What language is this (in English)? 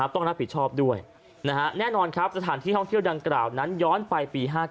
Thai